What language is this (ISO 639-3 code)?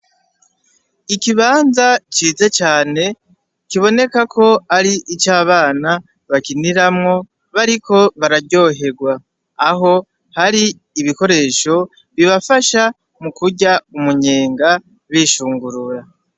run